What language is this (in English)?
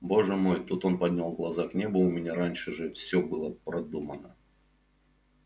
Russian